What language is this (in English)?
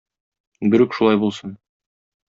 Tatar